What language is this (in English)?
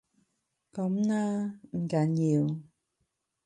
Cantonese